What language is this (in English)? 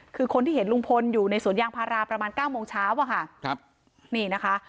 Thai